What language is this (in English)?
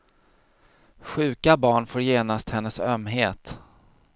Swedish